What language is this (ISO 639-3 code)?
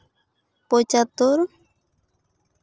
sat